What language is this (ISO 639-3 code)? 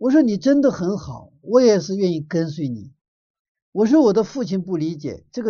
zho